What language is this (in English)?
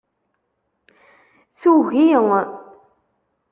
Kabyle